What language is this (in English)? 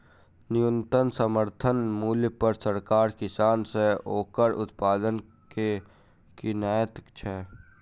Maithili